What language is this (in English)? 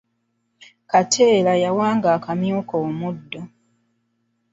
Ganda